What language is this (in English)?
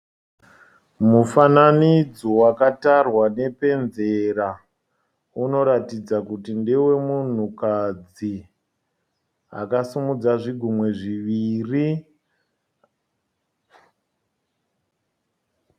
Shona